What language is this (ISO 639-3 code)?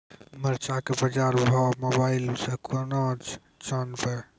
mai